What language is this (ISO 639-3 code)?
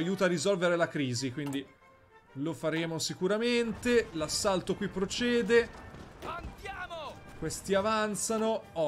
ita